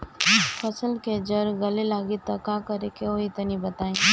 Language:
Bhojpuri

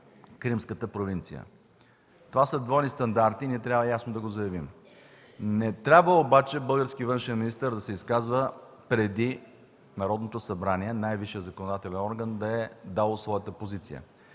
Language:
Bulgarian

